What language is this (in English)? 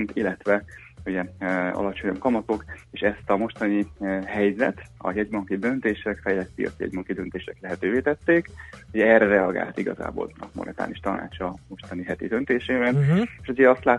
Hungarian